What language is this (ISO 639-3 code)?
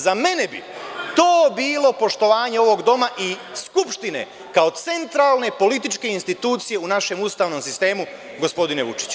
srp